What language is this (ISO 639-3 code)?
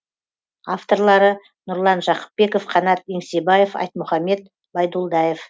kaz